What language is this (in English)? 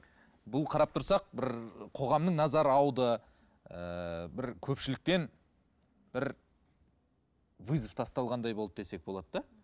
Kazakh